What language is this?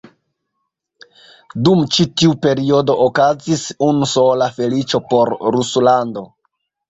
Esperanto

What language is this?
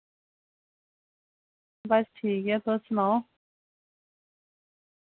Dogri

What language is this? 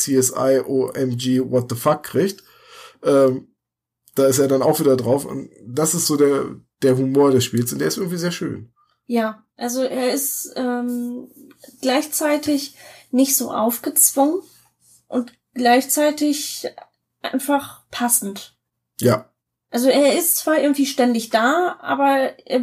German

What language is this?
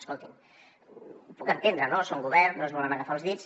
Catalan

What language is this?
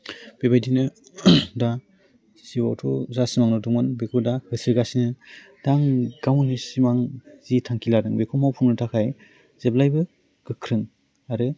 Bodo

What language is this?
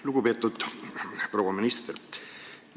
Estonian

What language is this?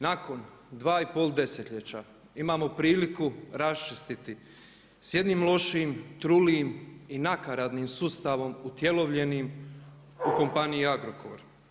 Croatian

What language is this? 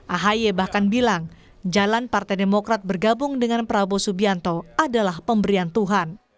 Indonesian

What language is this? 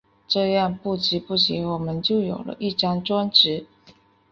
Chinese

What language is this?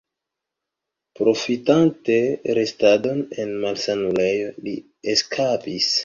Esperanto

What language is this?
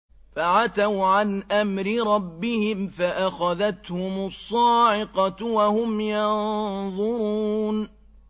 Arabic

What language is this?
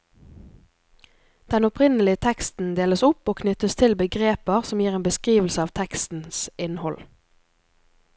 Norwegian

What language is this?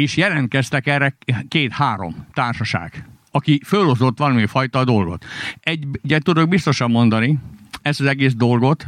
Hungarian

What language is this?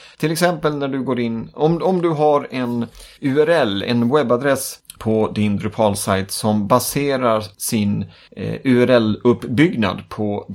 Swedish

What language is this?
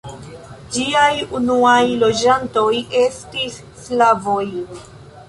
Esperanto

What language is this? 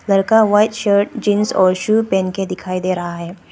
Hindi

